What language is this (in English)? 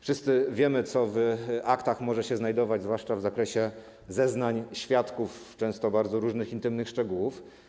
Polish